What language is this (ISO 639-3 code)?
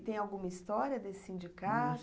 por